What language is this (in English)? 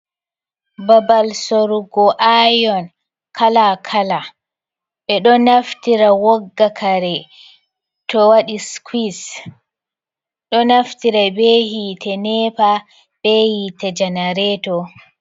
Fula